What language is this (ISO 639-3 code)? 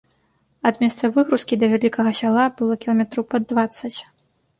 bel